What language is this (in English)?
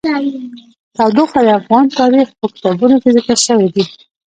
Pashto